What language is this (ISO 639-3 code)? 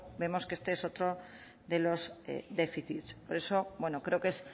spa